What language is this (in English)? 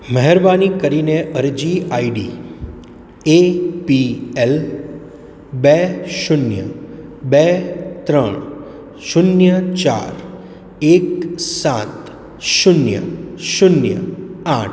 Gujarati